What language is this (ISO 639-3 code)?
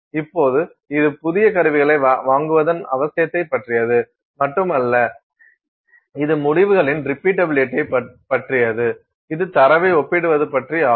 tam